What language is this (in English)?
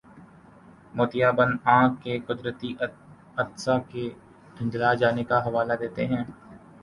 Urdu